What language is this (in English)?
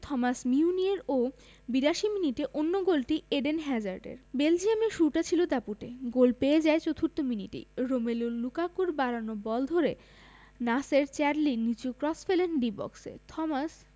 Bangla